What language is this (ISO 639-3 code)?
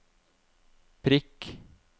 nor